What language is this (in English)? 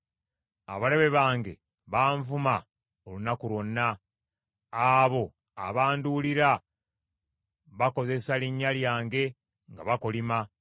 Ganda